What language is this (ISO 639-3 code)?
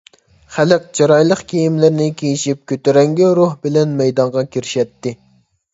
uig